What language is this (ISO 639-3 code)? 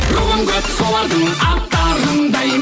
kaz